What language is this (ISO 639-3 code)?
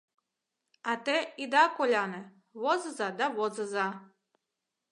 chm